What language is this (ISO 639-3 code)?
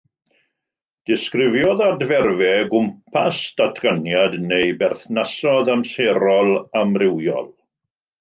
cym